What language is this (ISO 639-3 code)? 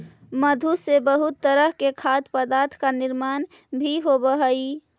mag